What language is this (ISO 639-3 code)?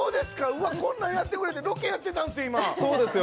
jpn